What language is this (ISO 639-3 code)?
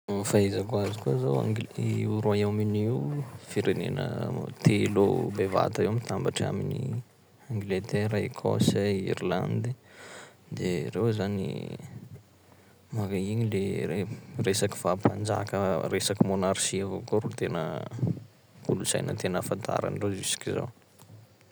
skg